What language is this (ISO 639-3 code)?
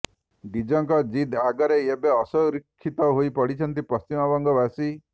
ori